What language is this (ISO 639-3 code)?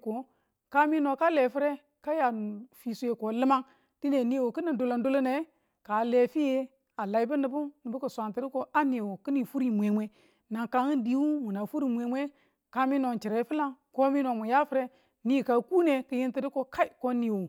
tul